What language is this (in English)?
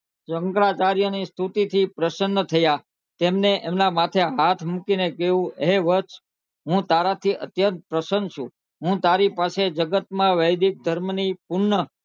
Gujarati